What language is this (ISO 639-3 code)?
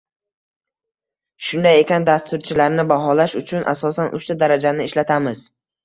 uzb